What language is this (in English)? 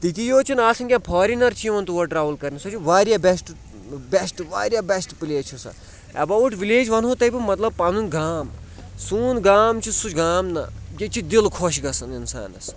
Kashmiri